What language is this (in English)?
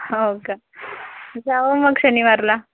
Marathi